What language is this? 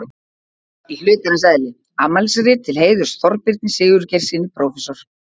Icelandic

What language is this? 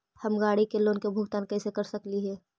Magahi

